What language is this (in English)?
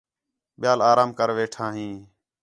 Khetrani